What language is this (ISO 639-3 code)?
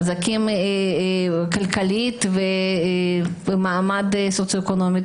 heb